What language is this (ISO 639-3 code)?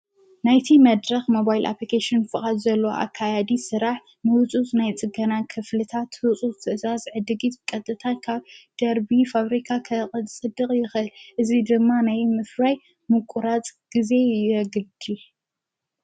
tir